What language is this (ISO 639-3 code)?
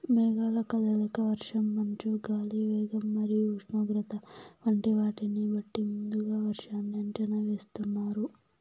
tel